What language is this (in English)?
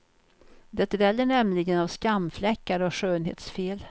Swedish